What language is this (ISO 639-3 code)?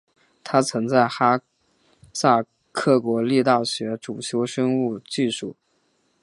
zho